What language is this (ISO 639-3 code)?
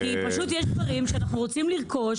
heb